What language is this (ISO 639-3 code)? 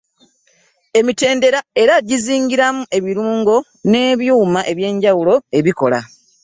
lug